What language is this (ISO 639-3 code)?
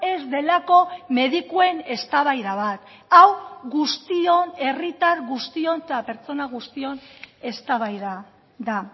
eus